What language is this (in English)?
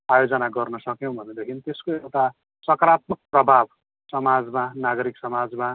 Nepali